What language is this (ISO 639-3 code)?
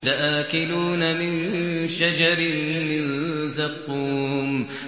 ara